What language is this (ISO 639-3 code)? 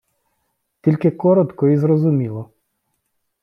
ukr